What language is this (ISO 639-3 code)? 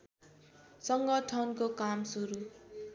nep